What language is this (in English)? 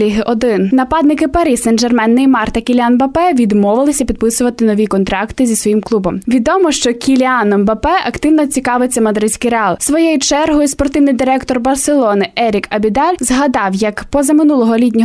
Ukrainian